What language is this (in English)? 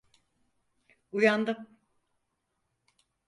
Turkish